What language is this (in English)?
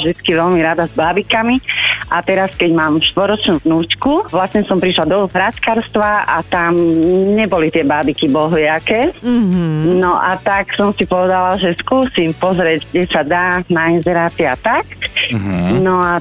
Slovak